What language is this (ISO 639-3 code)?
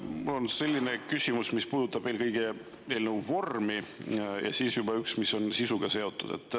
est